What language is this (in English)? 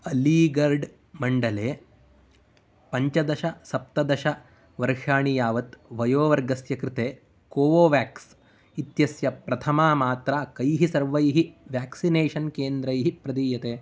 Sanskrit